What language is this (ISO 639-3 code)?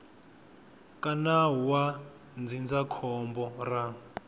tso